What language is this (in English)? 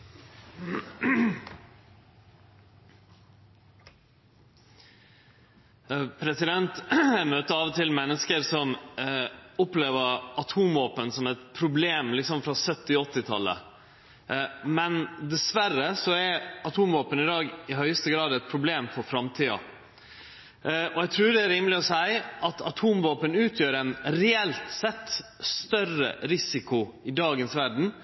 Norwegian Nynorsk